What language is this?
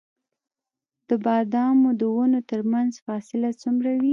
Pashto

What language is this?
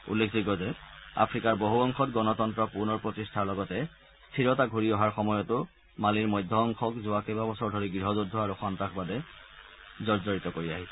Assamese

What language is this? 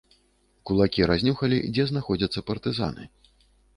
Belarusian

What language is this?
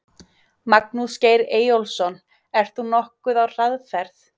Icelandic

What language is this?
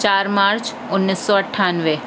Urdu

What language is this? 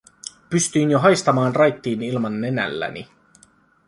Finnish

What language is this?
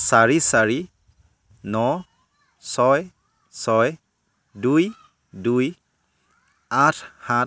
Assamese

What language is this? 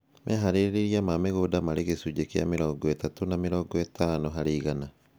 Kikuyu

